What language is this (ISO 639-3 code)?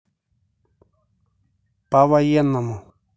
rus